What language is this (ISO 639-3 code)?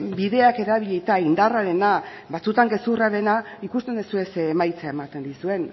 eus